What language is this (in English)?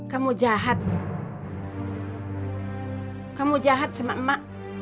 Indonesian